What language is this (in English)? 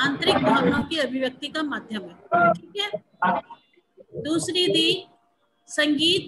Hindi